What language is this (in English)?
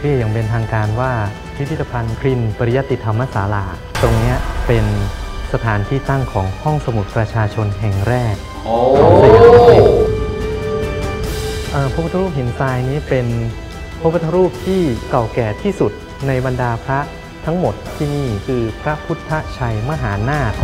Thai